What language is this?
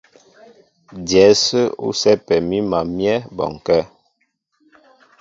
Mbo (Cameroon)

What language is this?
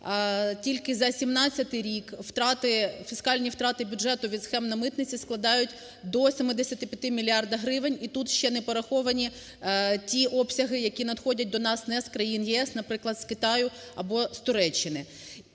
Ukrainian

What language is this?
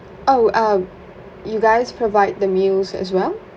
English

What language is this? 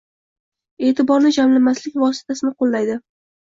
Uzbek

